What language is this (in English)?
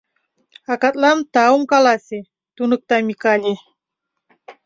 Mari